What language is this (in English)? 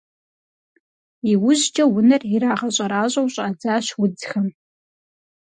Kabardian